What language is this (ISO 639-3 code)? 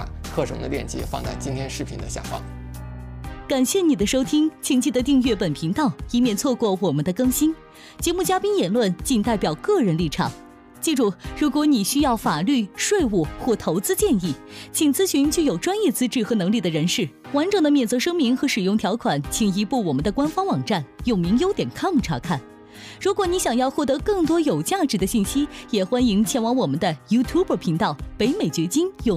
zho